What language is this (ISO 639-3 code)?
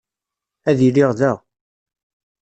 kab